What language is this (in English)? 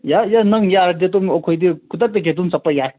Manipuri